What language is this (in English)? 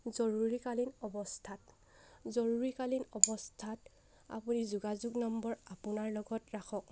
Assamese